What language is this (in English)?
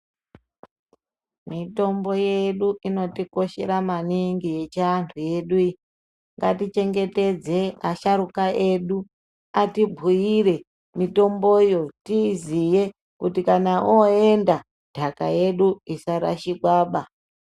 Ndau